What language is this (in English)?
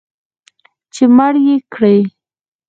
Pashto